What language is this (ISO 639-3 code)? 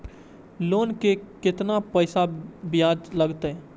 mai